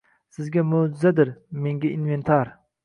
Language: Uzbek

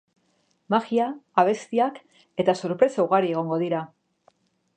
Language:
Basque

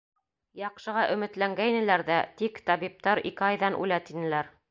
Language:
Bashkir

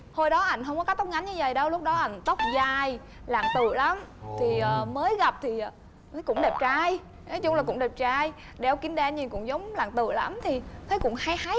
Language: Vietnamese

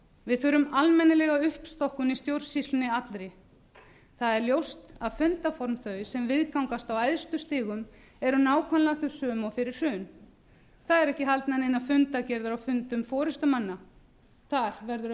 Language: Icelandic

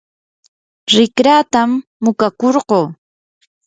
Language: Yanahuanca Pasco Quechua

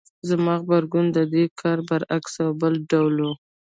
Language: Pashto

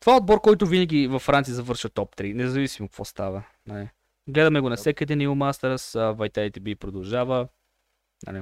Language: Bulgarian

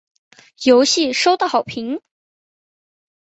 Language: Chinese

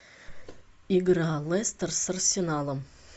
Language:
Russian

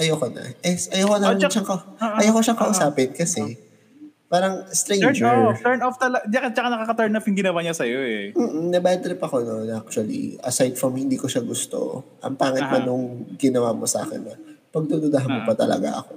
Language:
Filipino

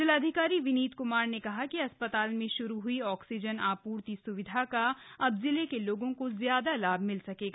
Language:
Hindi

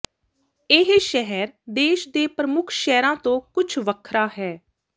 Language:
Punjabi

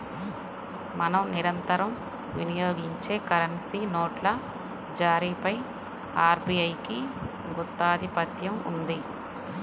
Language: Telugu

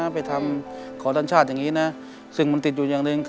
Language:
Thai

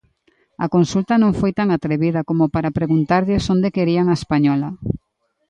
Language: Galician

